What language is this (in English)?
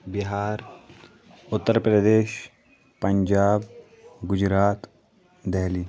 Kashmiri